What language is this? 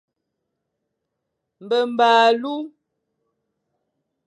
Fang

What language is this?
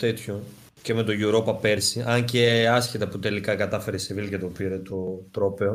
Greek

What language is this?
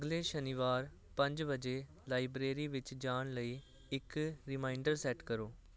Punjabi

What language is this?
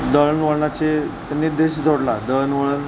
Marathi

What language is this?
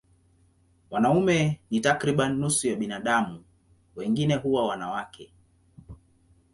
Swahili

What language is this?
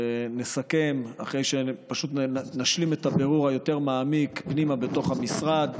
Hebrew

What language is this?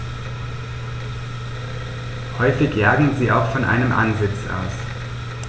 German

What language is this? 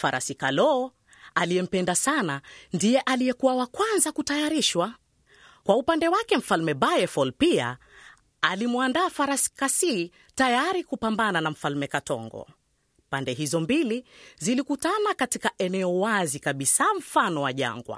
Swahili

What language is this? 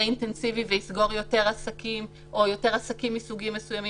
Hebrew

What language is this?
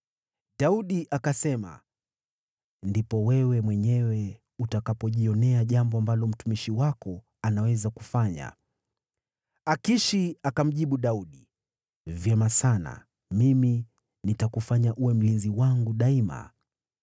Swahili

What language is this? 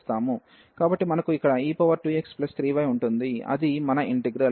Telugu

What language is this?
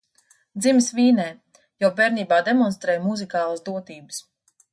Latvian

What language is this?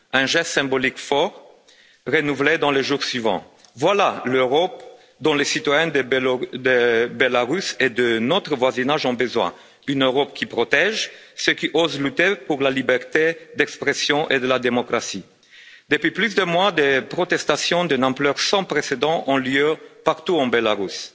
French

